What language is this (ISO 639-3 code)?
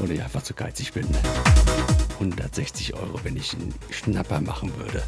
deu